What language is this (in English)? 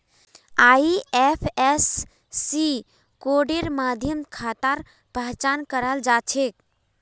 Magahi